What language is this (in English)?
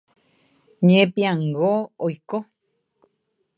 Guarani